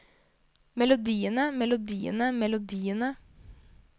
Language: Norwegian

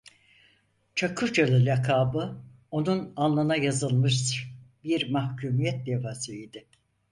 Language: Turkish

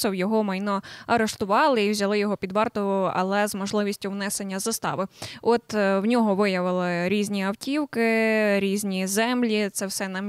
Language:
Ukrainian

